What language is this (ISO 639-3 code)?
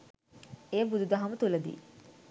sin